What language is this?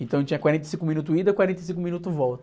Portuguese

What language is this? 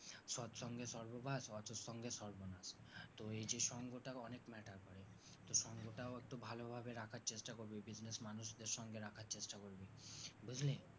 Bangla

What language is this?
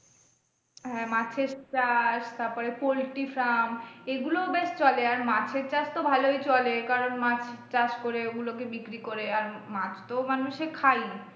Bangla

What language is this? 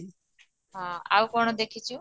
Odia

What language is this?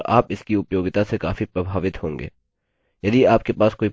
Hindi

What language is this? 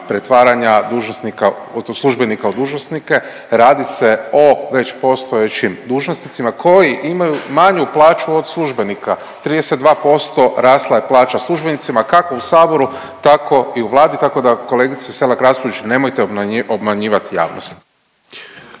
Croatian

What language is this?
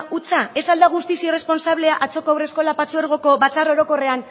Basque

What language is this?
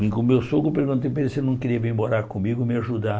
Portuguese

